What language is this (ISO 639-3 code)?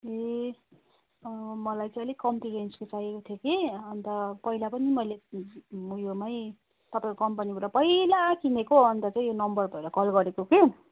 nep